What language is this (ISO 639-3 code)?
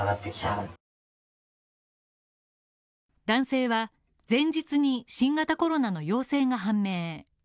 jpn